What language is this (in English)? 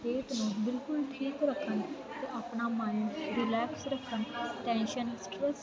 Punjabi